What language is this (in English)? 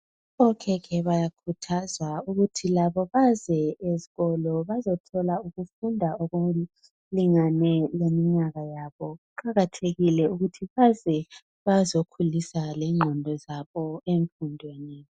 North Ndebele